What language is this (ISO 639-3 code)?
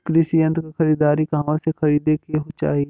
bho